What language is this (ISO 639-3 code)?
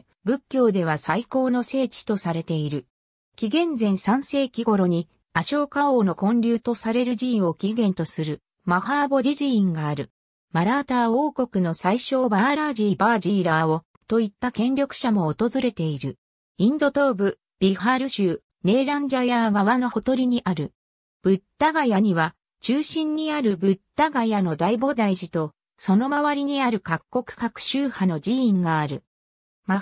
jpn